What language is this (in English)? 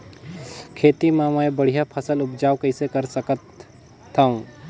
Chhattisgarhi